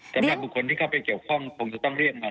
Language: Thai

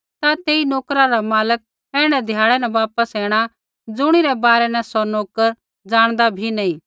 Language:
Kullu Pahari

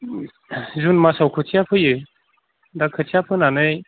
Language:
Bodo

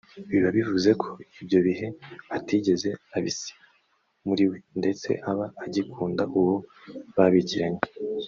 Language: Kinyarwanda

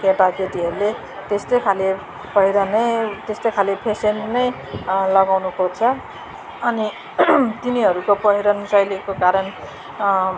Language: Nepali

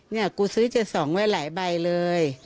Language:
Thai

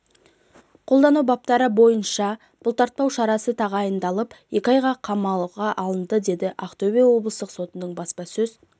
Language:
Kazakh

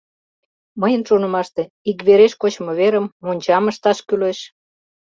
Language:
Mari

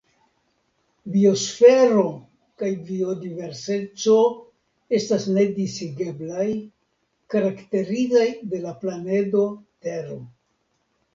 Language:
Esperanto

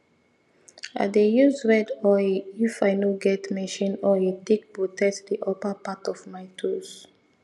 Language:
Nigerian Pidgin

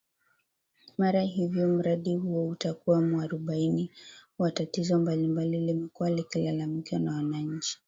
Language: Swahili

